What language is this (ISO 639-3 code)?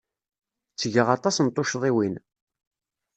kab